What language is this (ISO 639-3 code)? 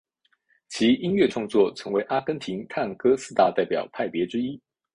zho